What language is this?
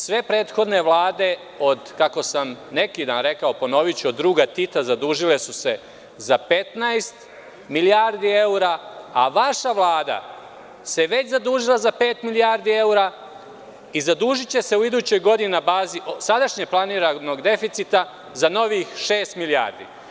Serbian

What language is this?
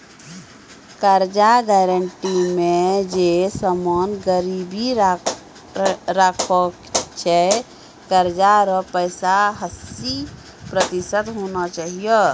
Maithili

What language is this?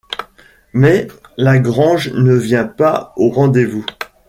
French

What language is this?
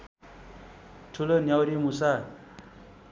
Nepali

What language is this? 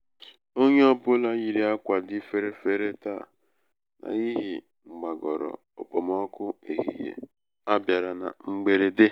Igbo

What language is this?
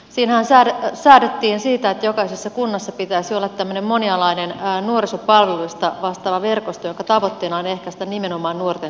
Finnish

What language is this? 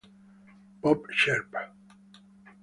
Italian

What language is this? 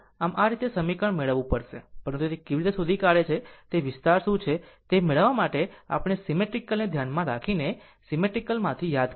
Gujarati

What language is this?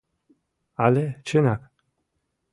Mari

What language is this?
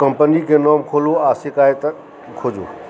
Maithili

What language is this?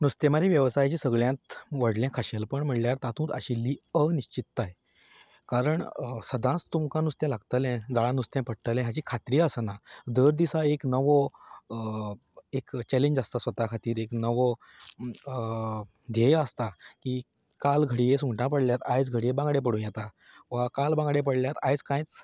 Konkani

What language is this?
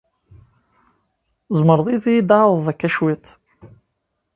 Kabyle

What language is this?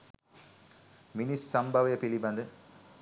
Sinhala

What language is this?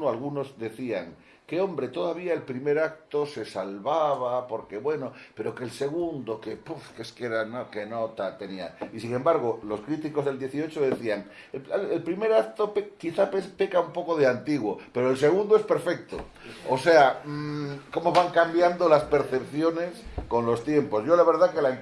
Spanish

